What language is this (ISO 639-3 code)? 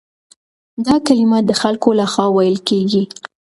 pus